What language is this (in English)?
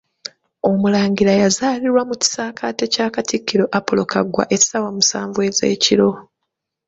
Ganda